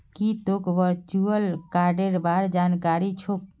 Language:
Magahi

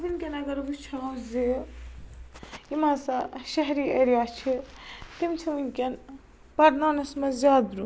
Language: Kashmiri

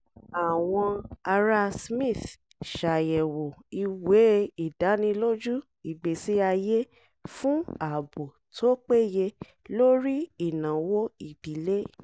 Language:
Yoruba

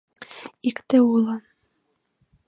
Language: Mari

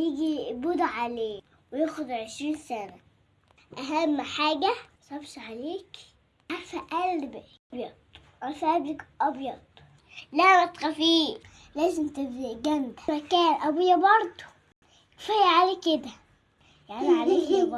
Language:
Arabic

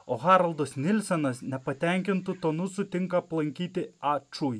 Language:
Lithuanian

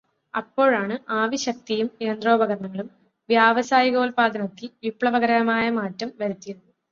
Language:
Malayalam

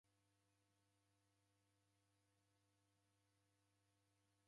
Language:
Taita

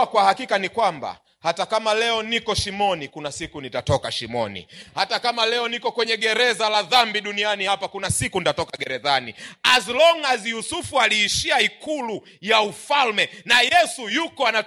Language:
Swahili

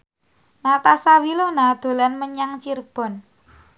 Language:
Javanese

